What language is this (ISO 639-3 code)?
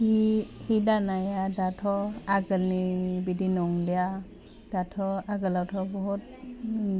brx